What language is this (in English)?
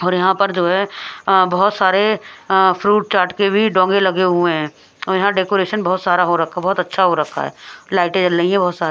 Hindi